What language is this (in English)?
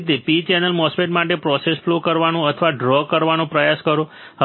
Gujarati